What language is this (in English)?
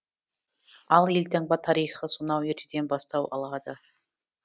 Kazakh